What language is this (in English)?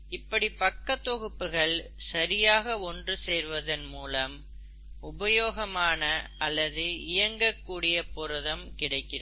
Tamil